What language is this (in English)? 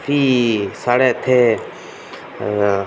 Dogri